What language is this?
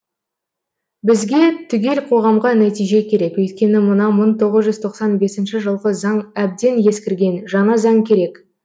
Kazakh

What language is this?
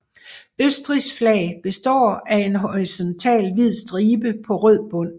Danish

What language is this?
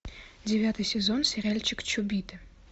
Russian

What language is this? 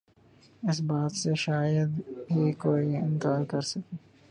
Urdu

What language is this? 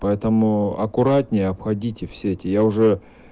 Russian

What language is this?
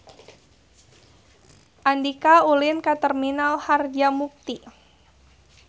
Sundanese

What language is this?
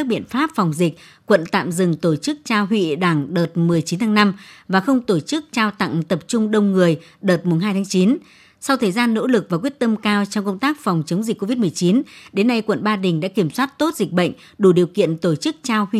Vietnamese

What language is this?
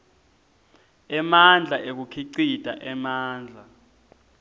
Swati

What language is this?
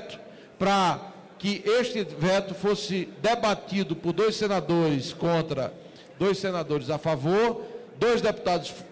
Portuguese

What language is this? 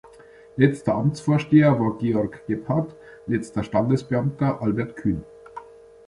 German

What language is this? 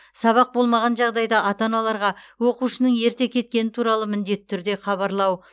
Kazakh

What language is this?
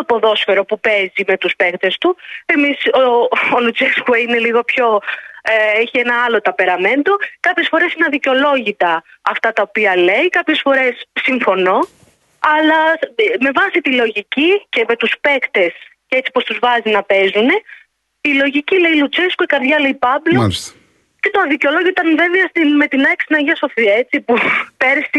Greek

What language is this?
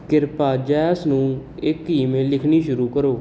Punjabi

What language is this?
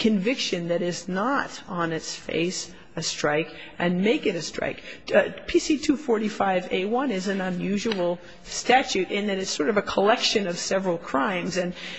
English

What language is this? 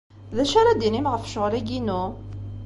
Kabyle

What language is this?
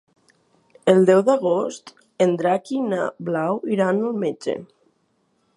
Catalan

